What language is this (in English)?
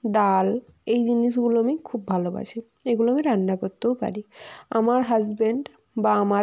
Bangla